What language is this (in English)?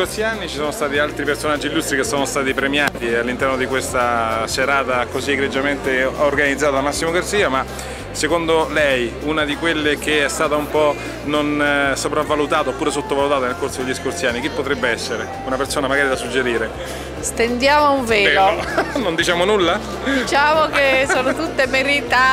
Italian